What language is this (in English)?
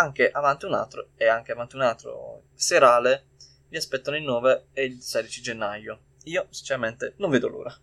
Italian